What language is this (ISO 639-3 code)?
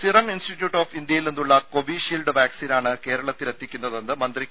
mal